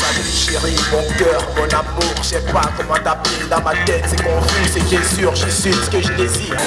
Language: Portuguese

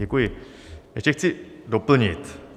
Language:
Czech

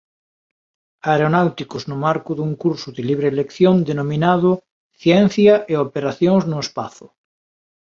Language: Galician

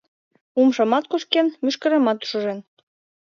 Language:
Mari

